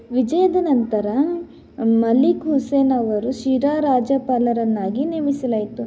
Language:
Kannada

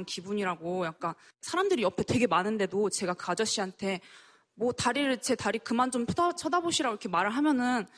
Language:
Korean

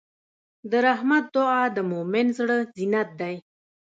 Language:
Pashto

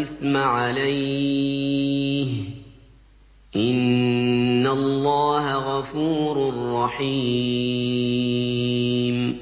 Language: Arabic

